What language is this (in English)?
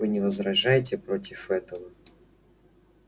Russian